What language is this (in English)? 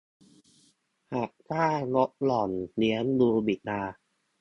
Thai